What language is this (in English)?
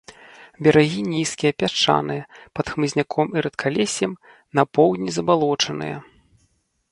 Belarusian